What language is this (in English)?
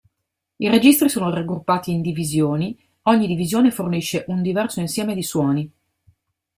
Italian